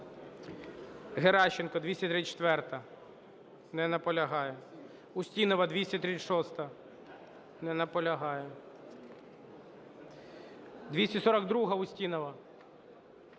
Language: Ukrainian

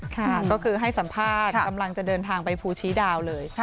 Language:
Thai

